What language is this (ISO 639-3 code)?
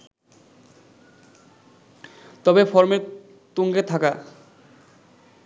ben